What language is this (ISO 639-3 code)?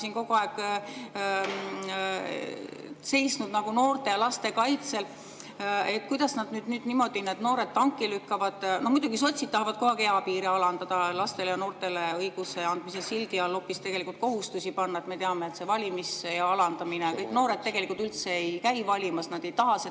est